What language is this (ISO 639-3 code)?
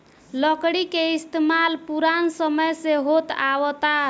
bho